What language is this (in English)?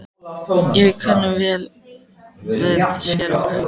Icelandic